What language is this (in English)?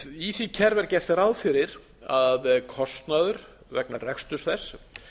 Icelandic